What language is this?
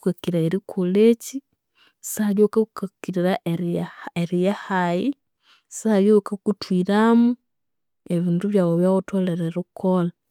Konzo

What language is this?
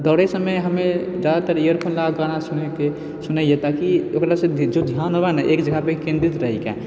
Maithili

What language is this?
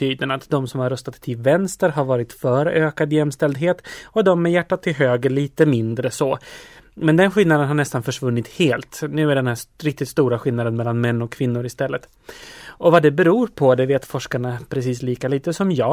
Swedish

